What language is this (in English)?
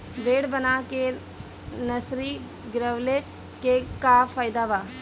Bhojpuri